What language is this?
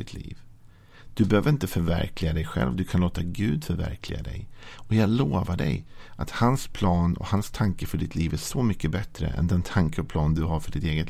Swedish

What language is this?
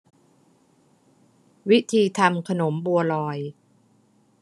Thai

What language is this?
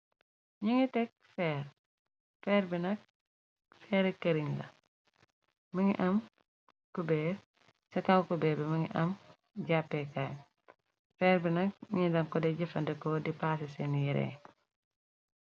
Wolof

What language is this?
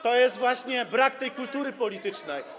Polish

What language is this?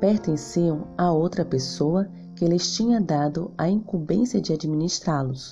Portuguese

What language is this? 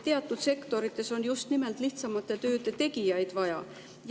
Estonian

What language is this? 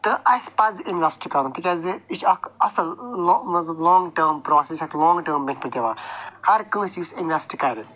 Kashmiri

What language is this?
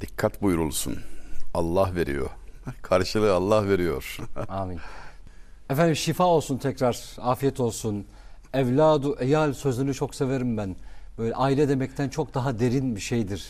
Turkish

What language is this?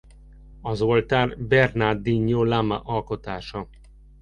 Hungarian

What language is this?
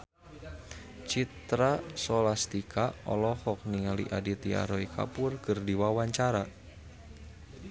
Sundanese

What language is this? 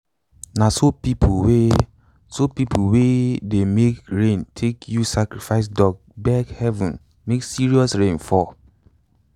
Nigerian Pidgin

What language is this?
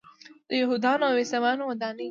Pashto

